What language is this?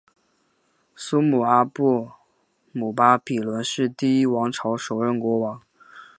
Chinese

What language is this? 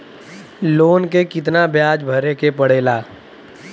Bhojpuri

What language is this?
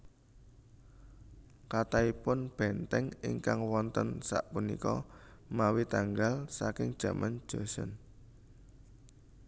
Javanese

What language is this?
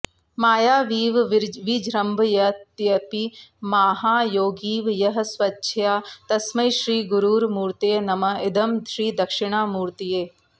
Sanskrit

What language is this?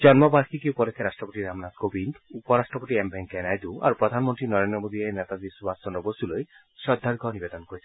Assamese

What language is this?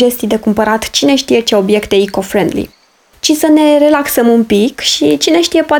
Romanian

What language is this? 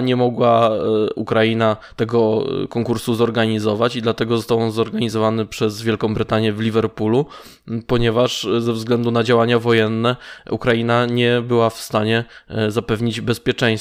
Polish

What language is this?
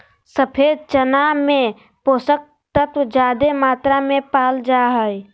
Magahi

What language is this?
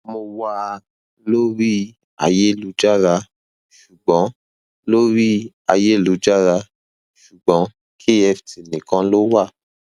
Yoruba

